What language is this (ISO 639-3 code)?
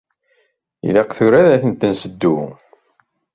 kab